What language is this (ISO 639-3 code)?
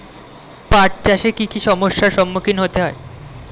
ben